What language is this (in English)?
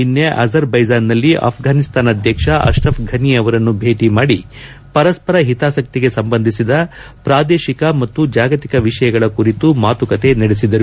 Kannada